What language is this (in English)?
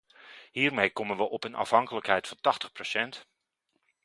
Dutch